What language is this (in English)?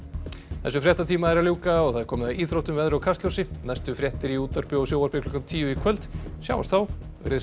Icelandic